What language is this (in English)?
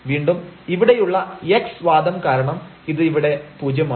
Malayalam